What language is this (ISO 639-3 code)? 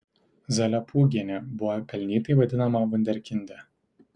lit